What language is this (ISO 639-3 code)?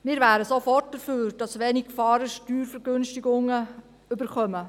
gsw